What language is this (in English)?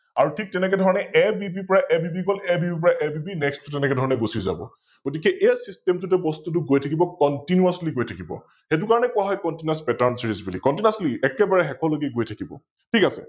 Assamese